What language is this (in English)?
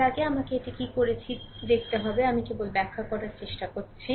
Bangla